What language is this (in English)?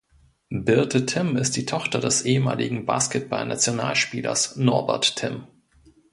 German